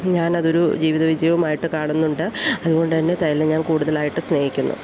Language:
Malayalam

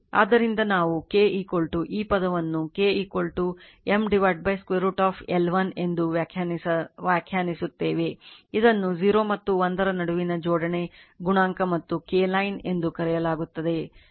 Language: Kannada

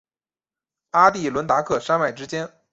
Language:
Chinese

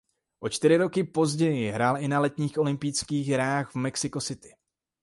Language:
Czech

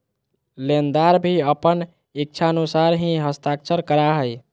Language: Magahi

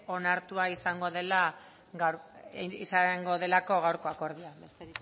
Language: Basque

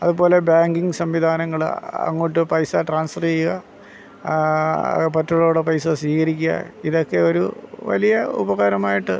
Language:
Malayalam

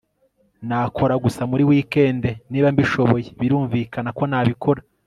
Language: Kinyarwanda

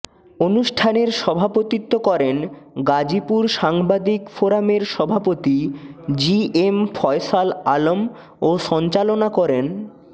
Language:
Bangla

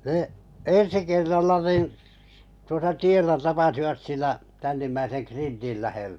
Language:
Finnish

